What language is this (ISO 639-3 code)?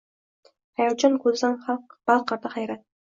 uzb